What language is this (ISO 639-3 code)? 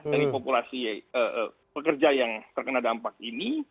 ind